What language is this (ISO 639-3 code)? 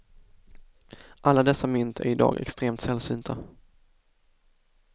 swe